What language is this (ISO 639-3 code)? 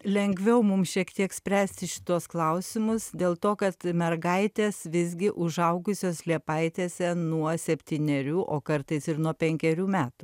lit